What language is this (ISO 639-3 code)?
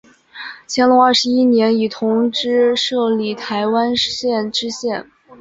zho